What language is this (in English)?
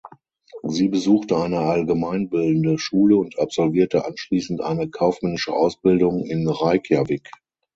German